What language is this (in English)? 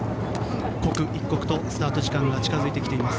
Japanese